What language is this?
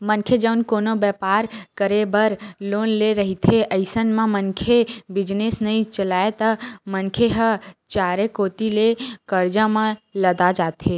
Chhattisgarhi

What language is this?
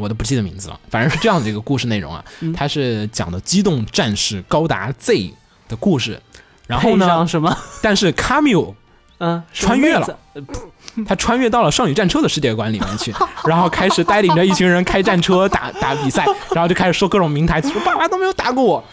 Chinese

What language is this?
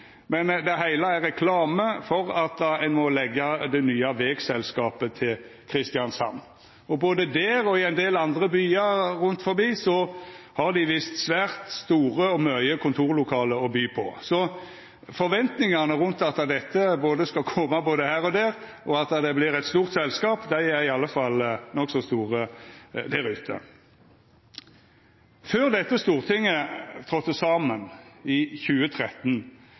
Norwegian Nynorsk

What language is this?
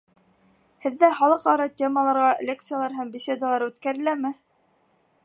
Bashkir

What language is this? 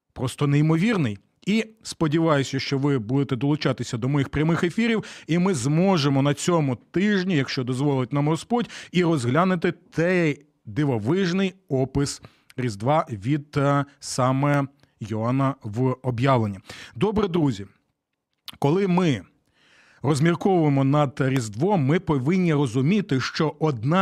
Ukrainian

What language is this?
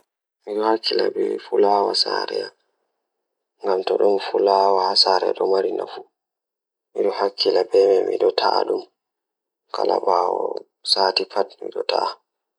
Fula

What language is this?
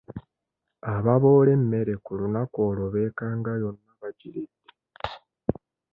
Ganda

